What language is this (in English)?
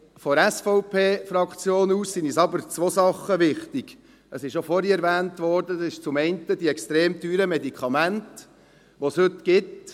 Swiss German